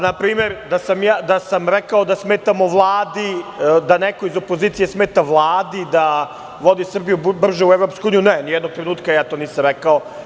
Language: Serbian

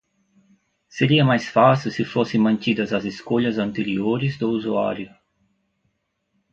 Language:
Portuguese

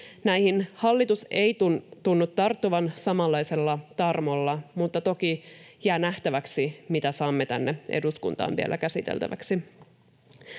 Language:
Finnish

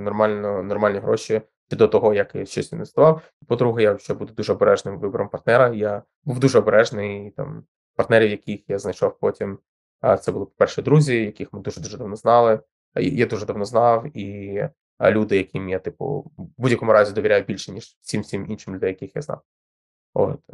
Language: Ukrainian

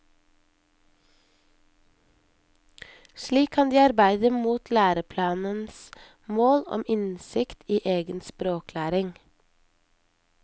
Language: Norwegian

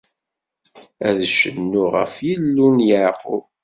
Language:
Kabyle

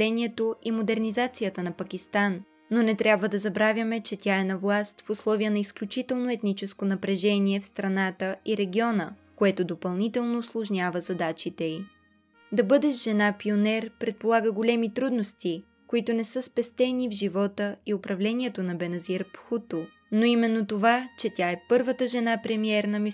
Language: Bulgarian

